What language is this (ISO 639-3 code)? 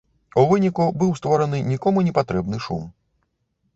bel